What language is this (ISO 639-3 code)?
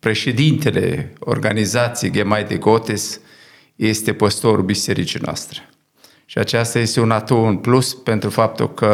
ron